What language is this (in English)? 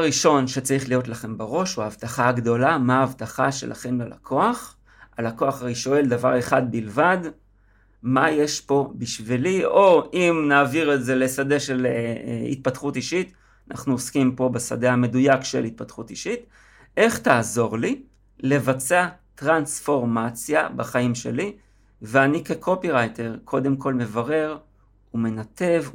Hebrew